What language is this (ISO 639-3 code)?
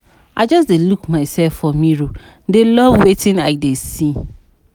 pcm